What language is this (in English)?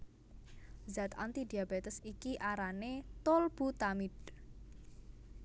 Javanese